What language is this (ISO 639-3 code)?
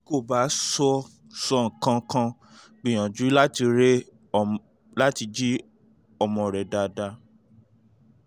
yor